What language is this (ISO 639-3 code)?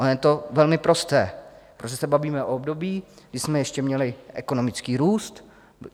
ces